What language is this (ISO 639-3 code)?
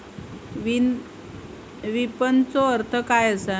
mar